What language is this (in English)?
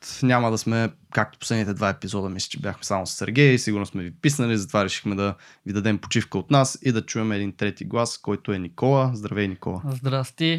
Bulgarian